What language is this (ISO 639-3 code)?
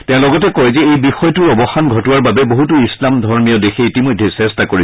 asm